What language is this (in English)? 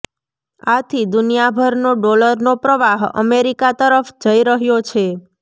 Gujarati